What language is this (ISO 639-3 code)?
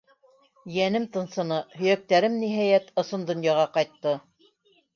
bak